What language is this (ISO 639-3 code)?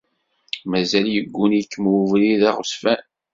kab